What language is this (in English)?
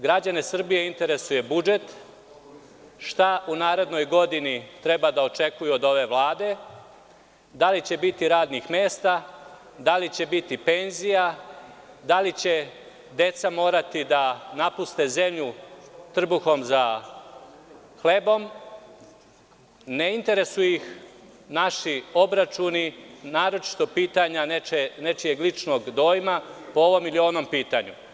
Serbian